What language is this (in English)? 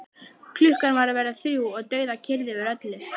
Icelandic